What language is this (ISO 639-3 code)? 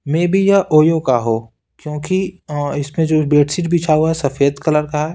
hin